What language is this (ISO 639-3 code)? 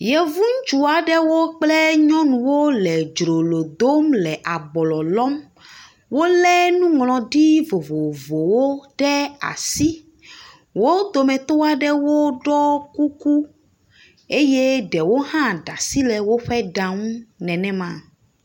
ewe